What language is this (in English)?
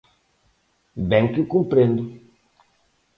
Galician